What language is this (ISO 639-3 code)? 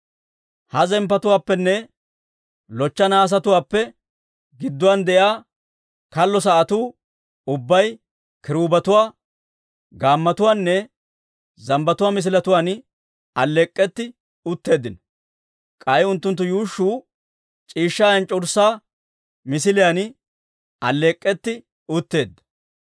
dwr